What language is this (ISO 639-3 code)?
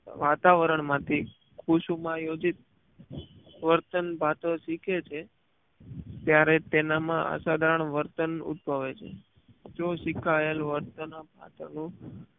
guj